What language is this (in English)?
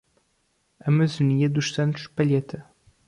Portuguese